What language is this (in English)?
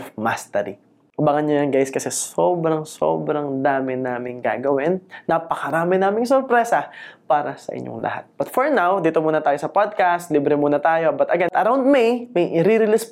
Filipino